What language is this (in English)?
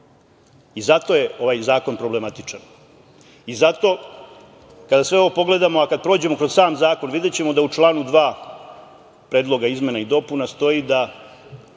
Serbian